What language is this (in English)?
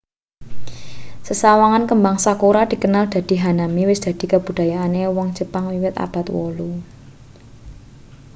Javanese